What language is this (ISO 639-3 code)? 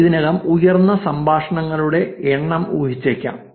mal